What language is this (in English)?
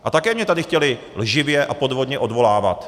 Czech